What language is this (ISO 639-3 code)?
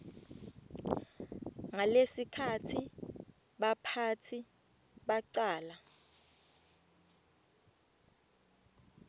ssw